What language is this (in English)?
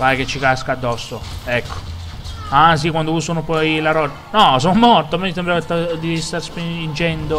Italian